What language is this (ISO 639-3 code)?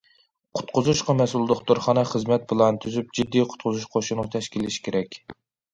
uig